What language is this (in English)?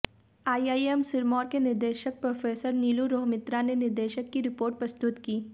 Hindi